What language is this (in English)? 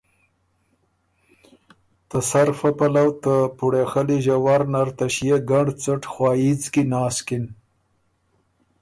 Ormuri